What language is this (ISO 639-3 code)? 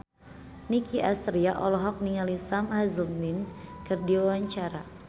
sun